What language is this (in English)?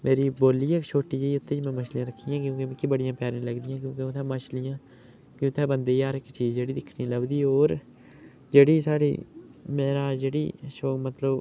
Dogri